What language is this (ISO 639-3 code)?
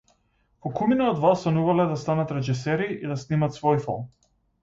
mkd